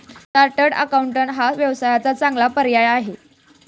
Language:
Marathi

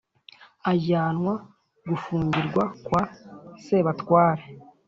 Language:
Kinyarwanda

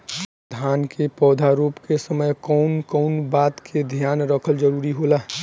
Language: Bhojpuri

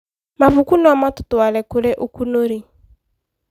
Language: Kikuyu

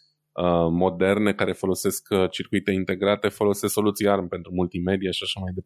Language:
Romanian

